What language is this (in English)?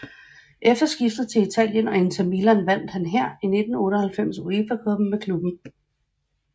Danish